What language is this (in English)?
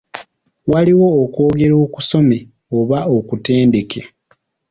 Ganda